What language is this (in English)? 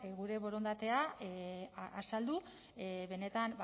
Basque